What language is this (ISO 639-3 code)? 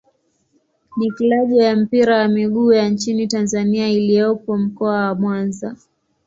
swa